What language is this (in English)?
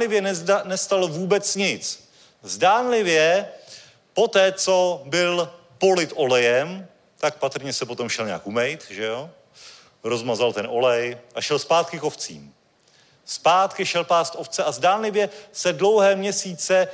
Czech